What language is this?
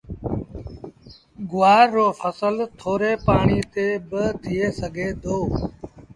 Sindhi Bhil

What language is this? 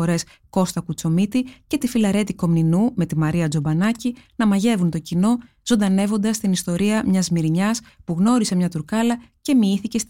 Greek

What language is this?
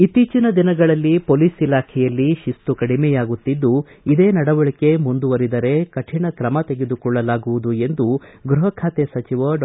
Kannada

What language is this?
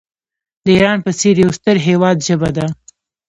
Pashto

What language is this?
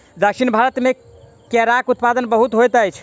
Maithili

